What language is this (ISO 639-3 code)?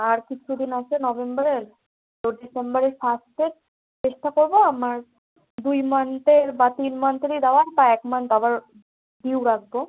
ben